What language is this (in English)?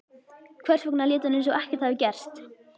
Icelandic